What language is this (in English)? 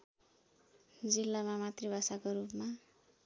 Nepali